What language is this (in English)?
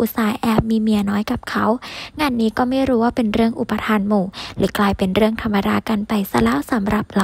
Thai